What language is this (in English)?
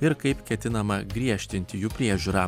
Lithuanian